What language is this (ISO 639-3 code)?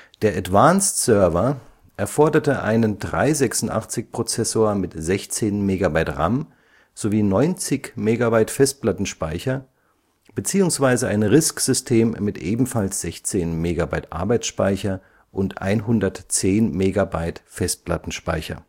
deu